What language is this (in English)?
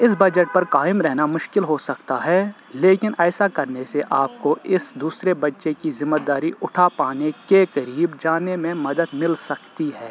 Urdu